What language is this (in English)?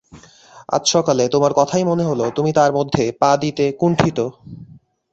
Bangla